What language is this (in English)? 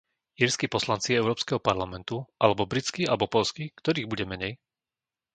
Slovak